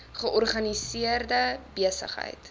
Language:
Afrikaans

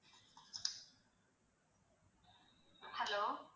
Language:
Tamil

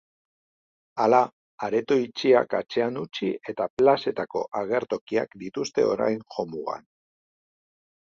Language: Basque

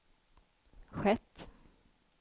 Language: Swedish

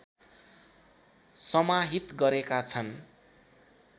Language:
Nepali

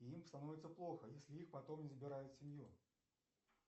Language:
Russian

